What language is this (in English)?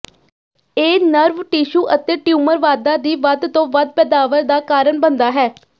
Punjabi